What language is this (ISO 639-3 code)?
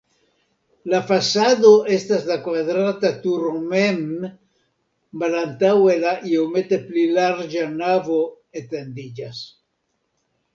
epo